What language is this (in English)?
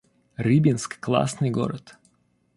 Russian